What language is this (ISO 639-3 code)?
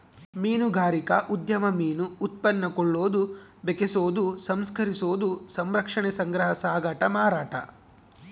kan